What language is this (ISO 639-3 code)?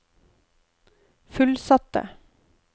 nor